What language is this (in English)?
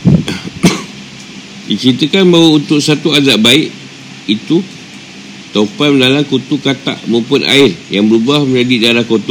Malay